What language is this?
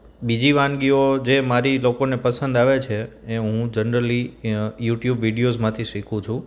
Gujarati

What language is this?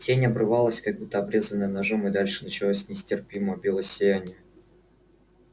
Russian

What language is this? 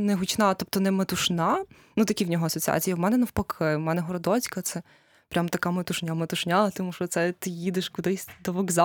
Ukrainian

